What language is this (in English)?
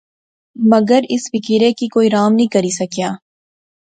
Pahari-Potwari